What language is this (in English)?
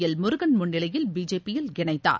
Tamil